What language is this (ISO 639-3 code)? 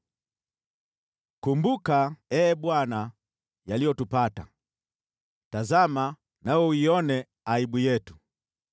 swa